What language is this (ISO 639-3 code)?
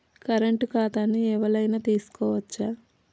tel